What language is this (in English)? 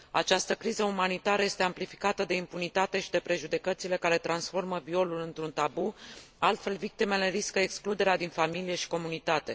Romanian